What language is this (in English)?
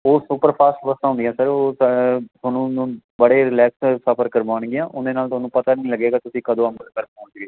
Punjabi